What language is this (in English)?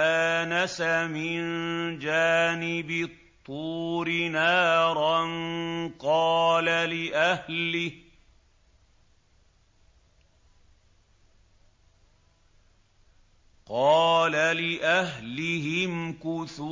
Arabic